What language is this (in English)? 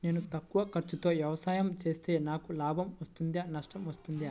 Telugu